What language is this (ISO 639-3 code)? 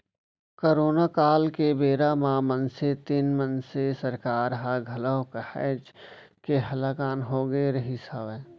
hne